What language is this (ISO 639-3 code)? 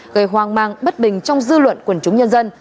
vie